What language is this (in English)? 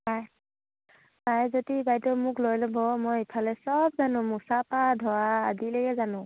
Assamese